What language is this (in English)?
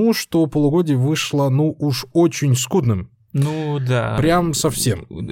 Russian